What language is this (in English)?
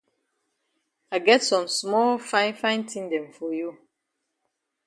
Cameroon Pidgin